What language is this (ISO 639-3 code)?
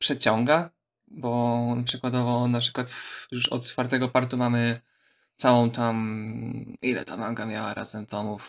pol